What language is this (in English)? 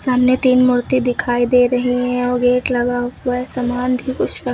Hindi